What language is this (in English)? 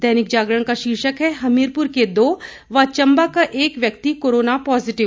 Hindi